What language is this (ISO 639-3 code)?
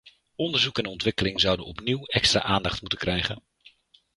nld